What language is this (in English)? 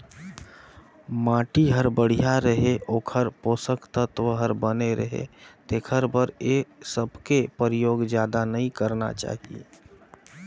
Chhattisgarhi